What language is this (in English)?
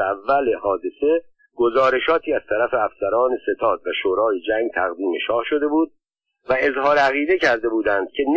Persian